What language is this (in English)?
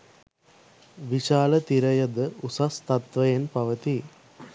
Sinhala